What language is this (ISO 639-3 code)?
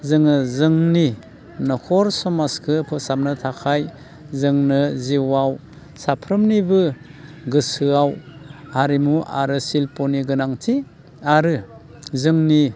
brx